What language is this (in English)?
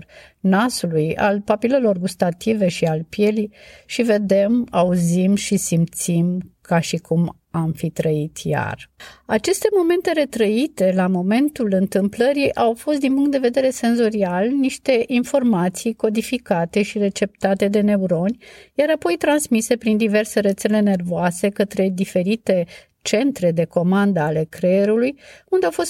Romanian